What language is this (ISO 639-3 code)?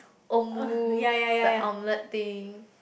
eng